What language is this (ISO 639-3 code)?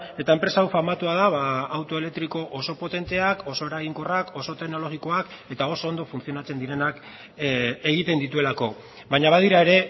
eus